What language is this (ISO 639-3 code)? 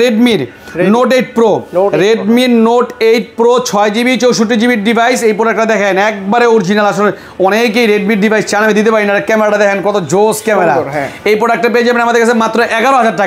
ben